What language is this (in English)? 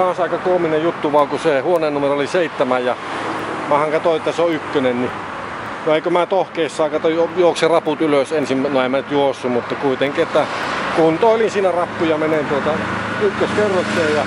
Finnish